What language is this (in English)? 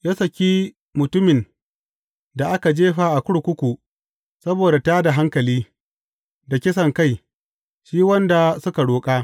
Hausa